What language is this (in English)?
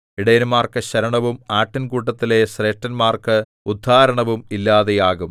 Malayalam